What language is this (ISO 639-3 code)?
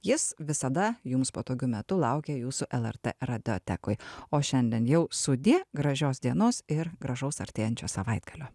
lit